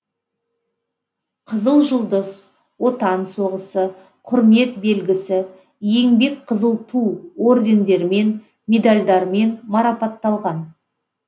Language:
Kazakh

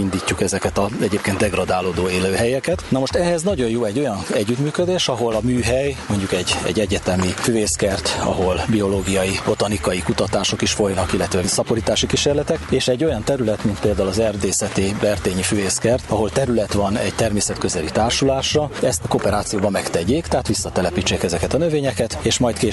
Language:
Hungarian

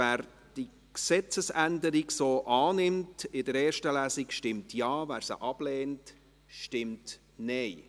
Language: Swiss German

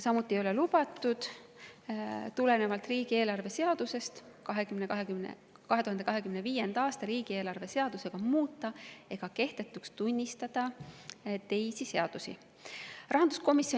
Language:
Estonian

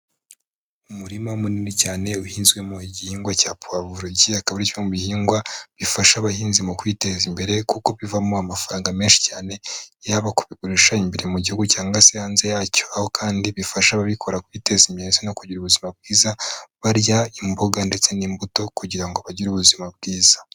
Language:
Kinyarwanda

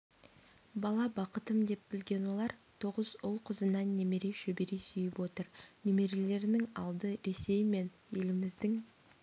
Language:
Kazakh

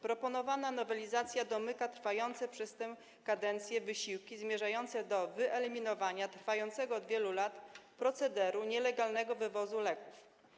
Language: Polish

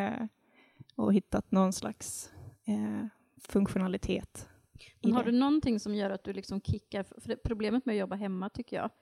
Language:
Swedish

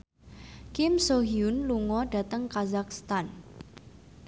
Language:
Javanese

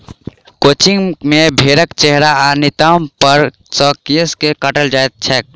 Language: Maithili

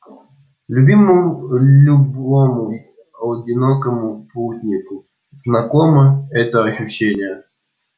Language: Russian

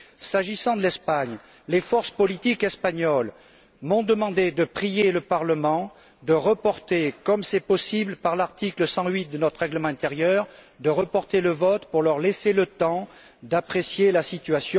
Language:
French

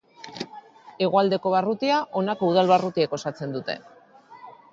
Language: Basque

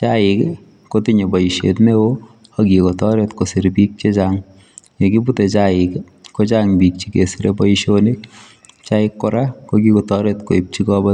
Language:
Kalenjin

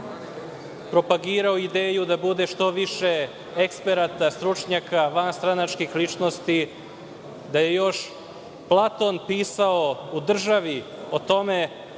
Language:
Serbian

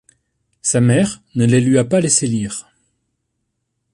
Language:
French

